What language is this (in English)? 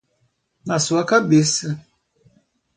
Portuguese